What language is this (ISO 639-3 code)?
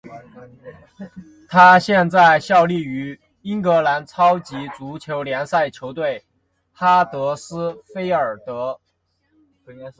zho